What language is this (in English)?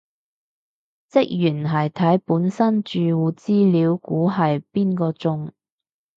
Cantonese